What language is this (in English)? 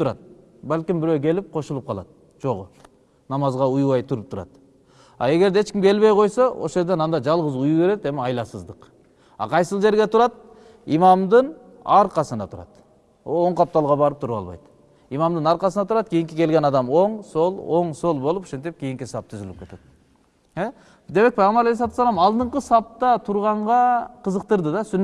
Turkish